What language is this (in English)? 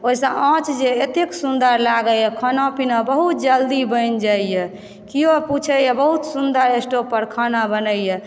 Maithili